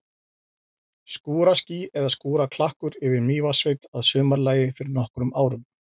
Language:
Icelandic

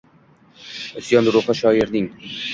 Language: Uzbek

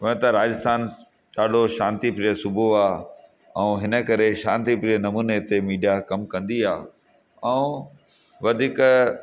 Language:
Sindhi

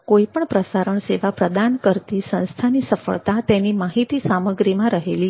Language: Gujarati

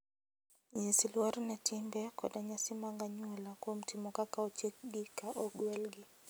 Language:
Luo (Kenya and Tanzania)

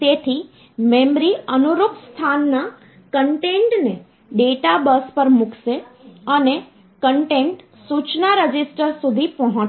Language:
Gujarati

